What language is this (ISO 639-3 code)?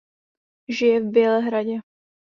ces